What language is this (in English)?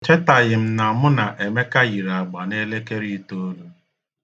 Igbo